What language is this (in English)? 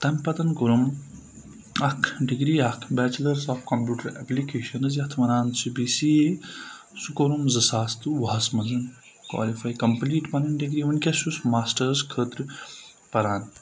Kashmiri